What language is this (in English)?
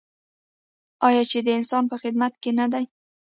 Pashto